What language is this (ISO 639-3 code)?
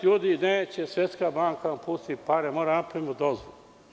srp